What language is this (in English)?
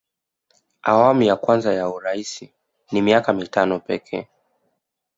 Swahili